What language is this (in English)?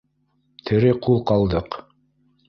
Bashkir